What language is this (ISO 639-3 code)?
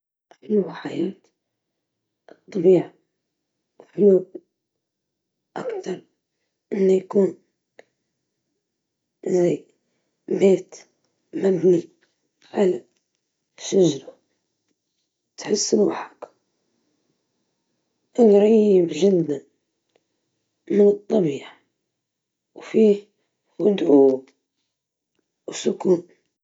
ayl